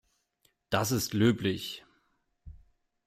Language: German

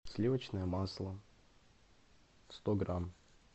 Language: Russian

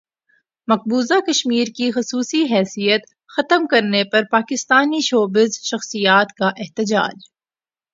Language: Urdu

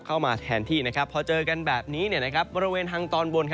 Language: Thai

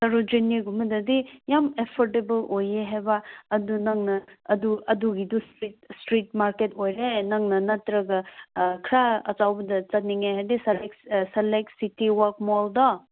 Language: Manipuri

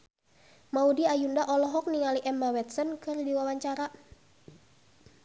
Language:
Sundanese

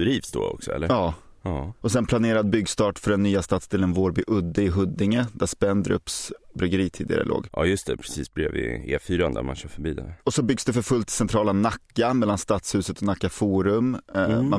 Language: Swedish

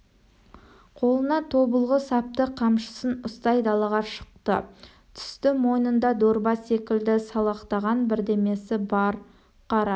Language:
Kazakh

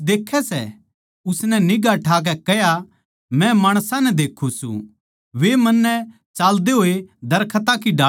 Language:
Haryanvi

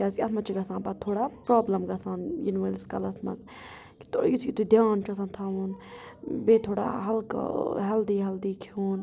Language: Kashmiri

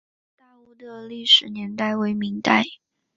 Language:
Chinese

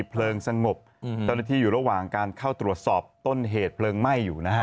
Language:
Thai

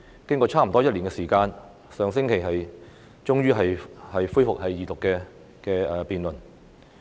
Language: Cantonese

